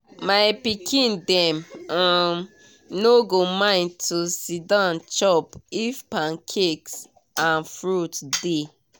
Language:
Nigerian Pidgin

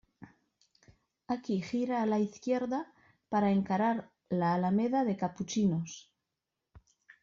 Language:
Spanish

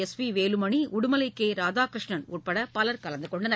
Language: Tamil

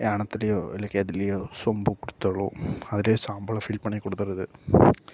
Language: Tamil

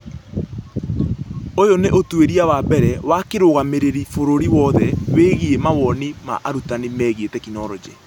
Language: Kikuyu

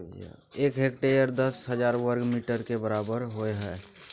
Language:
Maithili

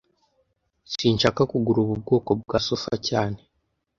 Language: Kinyarwanda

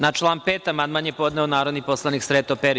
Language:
Serbian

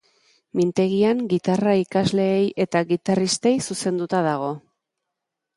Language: Basque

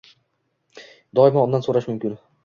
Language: Uzbek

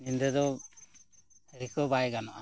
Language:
Santali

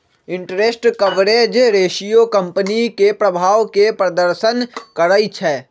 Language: Magahi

